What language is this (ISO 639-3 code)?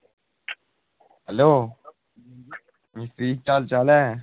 doi